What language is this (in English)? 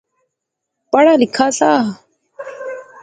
Pahari-Potwari